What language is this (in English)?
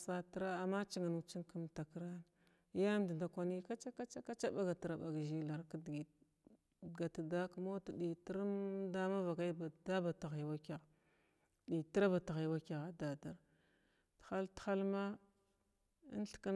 Glavda